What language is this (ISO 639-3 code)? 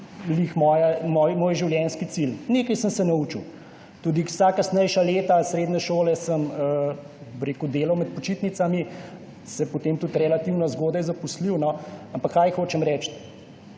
slv